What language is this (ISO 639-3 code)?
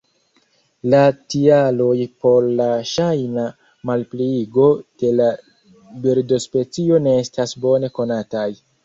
epo